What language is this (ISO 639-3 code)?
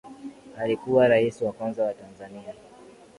swa